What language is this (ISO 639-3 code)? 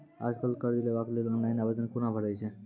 mai